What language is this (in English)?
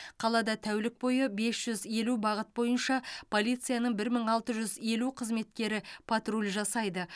Kazakh